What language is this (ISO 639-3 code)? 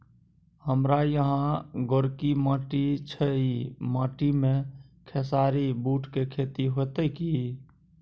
mai